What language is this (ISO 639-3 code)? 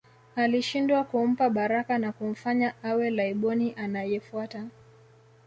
swa